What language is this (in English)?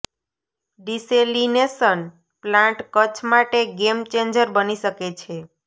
Gujarati